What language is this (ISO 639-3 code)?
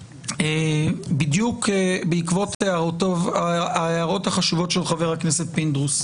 heb